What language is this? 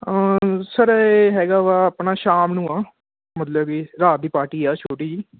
Punjabi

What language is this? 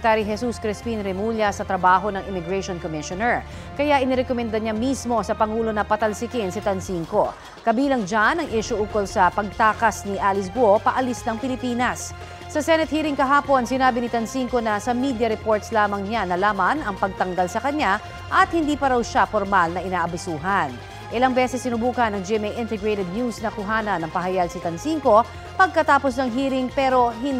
Filipino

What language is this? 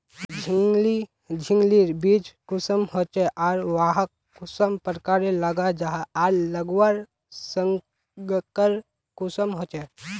Magahi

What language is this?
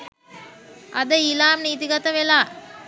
Sinhala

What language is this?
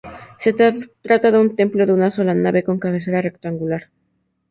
Spanish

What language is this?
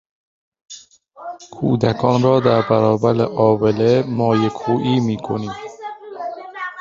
Persian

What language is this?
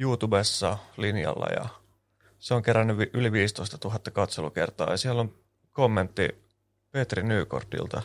Finnish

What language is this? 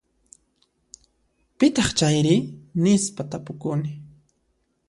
Puno Quechua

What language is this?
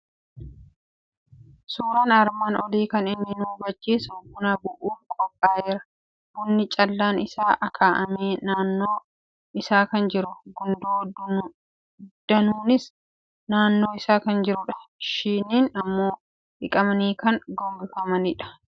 Oromo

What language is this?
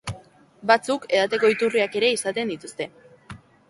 Basque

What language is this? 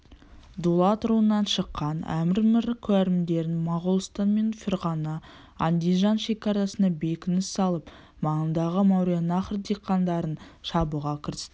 Kazakh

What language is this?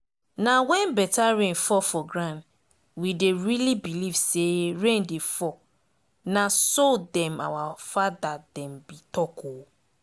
Nigerian Pidgin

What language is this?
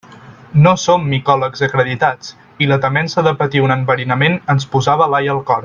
Catalan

